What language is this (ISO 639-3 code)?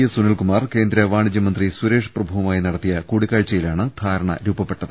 mal